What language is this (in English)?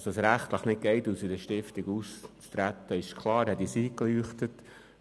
Swiss German